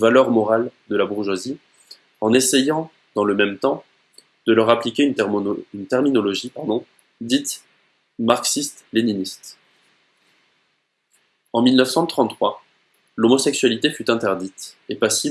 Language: French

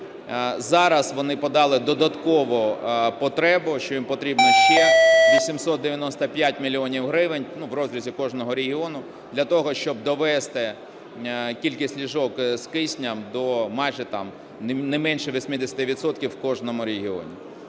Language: Ukrainian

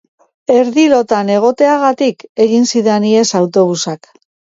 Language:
Basque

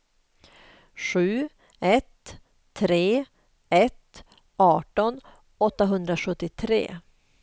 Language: Swedish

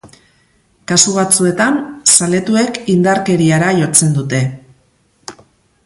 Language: Basque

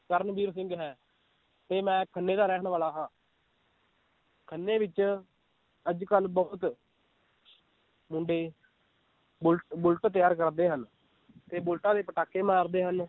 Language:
Punjabi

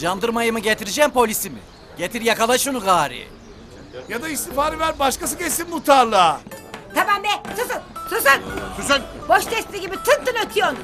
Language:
Turkish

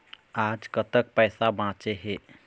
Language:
Chhattisgarhi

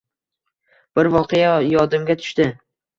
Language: Uzbek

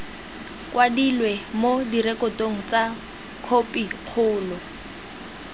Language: Tswana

